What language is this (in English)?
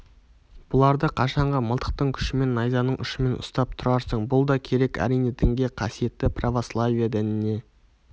Kazakh